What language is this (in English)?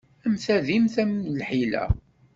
Kabyle